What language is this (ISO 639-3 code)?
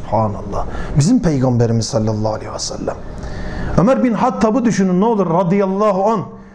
tur